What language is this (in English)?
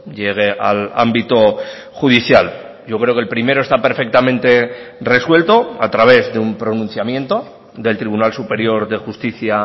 Spanish